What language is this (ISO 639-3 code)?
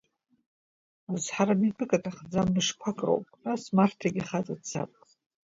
abk